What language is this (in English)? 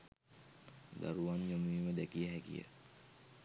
Sinhala